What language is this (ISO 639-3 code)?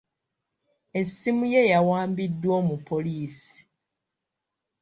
lug